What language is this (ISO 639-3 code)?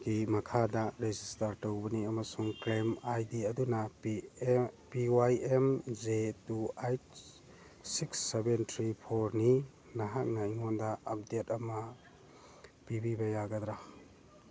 mni